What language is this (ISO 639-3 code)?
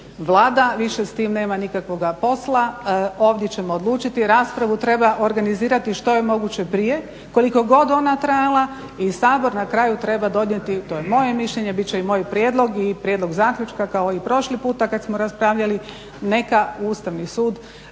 hrv